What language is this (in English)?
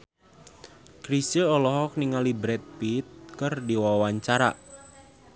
Sundanese